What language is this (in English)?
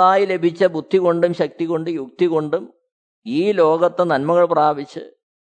Malayalam